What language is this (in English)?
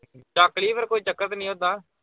Punjabi